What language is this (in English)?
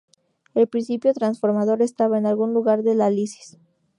Spanish